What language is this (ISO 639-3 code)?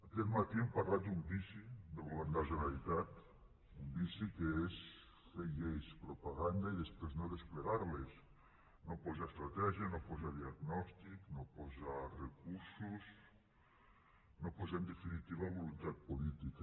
cat